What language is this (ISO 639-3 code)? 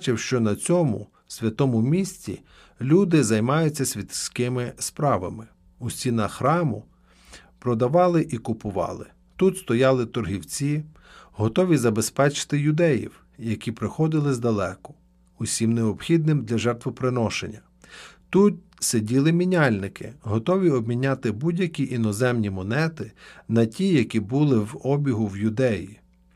ukr